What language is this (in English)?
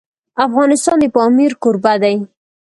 Pashto